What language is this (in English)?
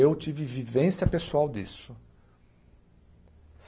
Portuguese